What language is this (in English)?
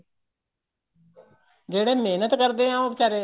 Punjabi